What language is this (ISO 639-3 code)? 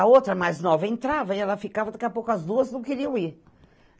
por